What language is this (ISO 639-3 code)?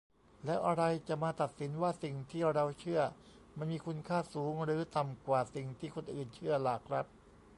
tha